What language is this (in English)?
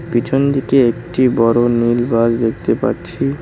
Bangla